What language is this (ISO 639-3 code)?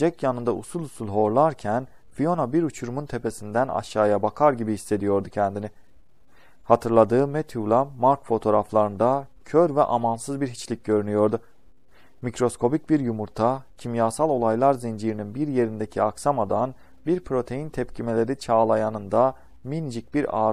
tur